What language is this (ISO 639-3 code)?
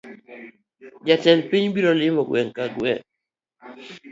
luo